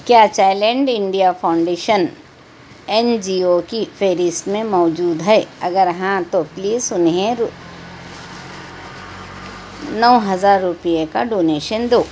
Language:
Urdu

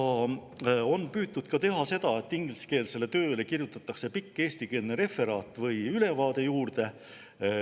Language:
Estonian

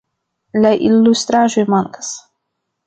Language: Esperanto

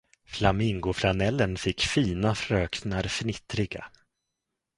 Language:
Swedish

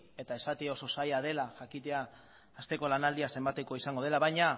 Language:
Basque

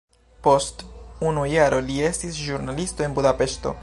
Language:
Esperanto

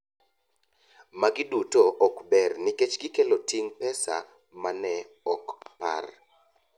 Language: Luo (Kenya and Tanzania)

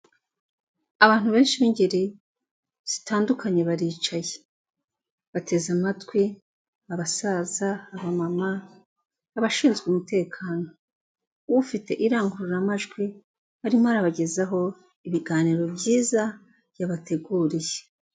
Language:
Kinyarwanda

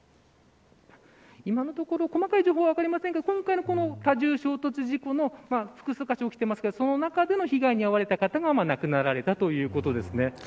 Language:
Japanese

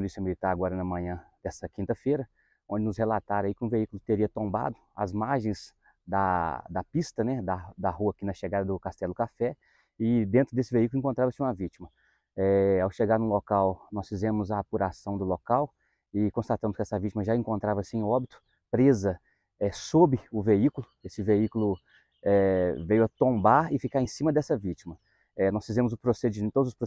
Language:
Portuguese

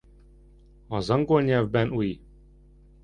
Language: Hungarian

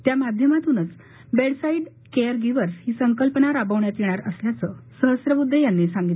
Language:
Marathi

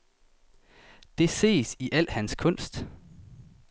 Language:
Danish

